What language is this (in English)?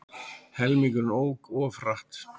Icelandic